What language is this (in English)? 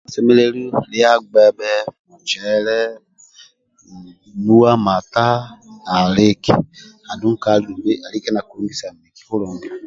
Amba (Uganda)